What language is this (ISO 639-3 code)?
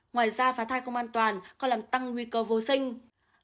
vie